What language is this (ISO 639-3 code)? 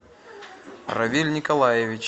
rus